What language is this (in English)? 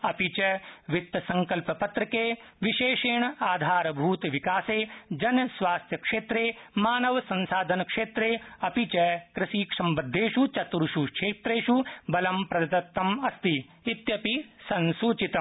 Sanskrit